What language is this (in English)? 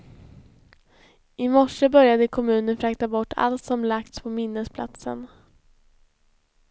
Swedish